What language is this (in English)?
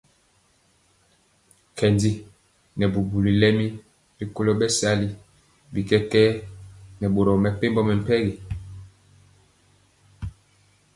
Mpiemo